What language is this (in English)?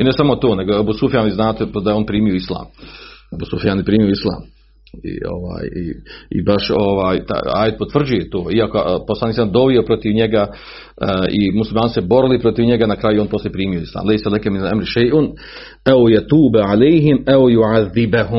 Croatian